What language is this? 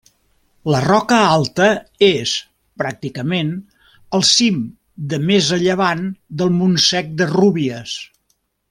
Catalan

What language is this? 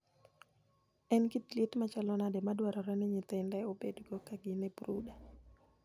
Luo (Kenya and Tanzania)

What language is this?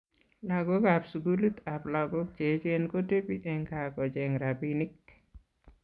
Kalenjin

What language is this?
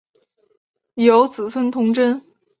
Chinese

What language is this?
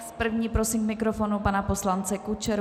Czech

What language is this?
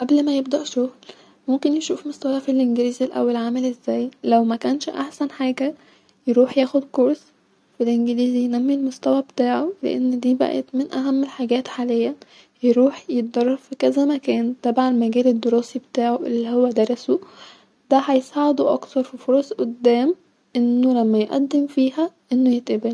Egyptian Arabic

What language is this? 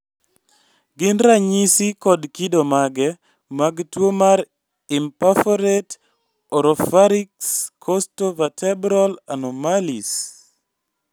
Luo (Kenya and Tanzania)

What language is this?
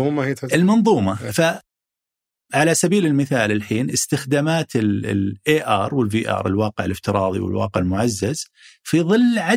Arabic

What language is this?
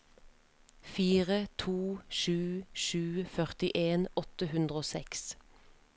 Norwegian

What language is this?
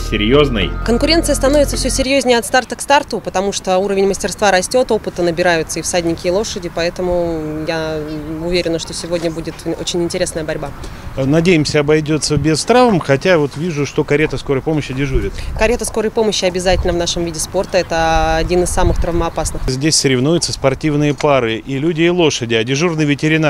Russian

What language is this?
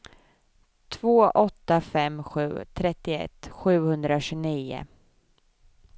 Swedish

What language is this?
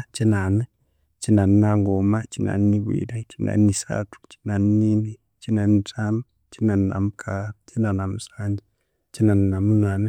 Konzo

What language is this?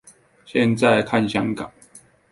Chinese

